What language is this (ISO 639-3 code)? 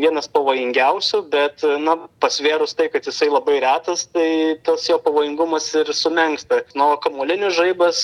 lit